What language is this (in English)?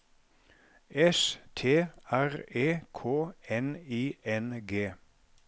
Norwegian